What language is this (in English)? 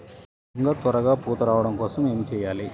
Telugu